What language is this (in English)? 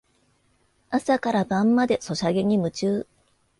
Japanese